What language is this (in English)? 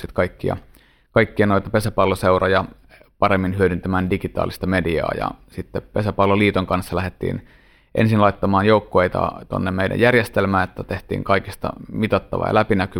Finnish